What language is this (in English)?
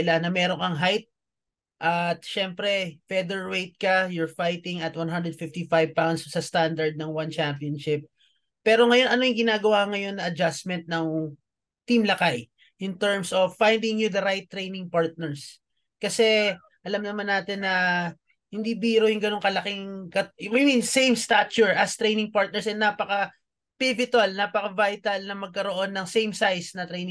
Filipino